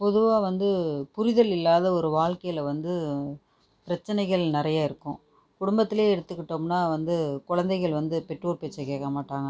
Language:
Tamil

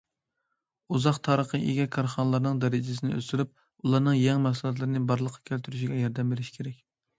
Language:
Uyghur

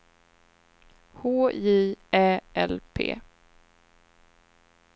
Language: Swedish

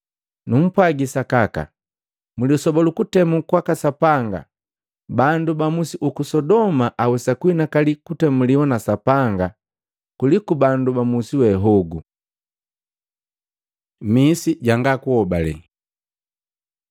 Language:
Matengo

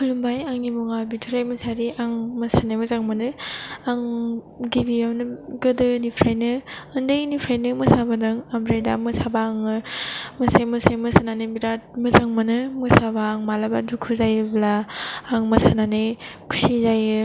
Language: Bodo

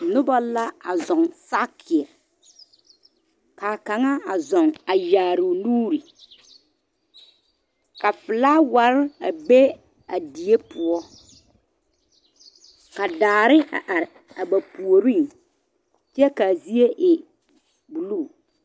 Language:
Southern Dagaare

